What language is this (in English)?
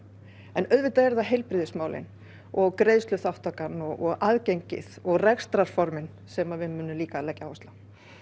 Icelandic